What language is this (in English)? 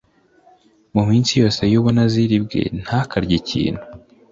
Kinyarwanda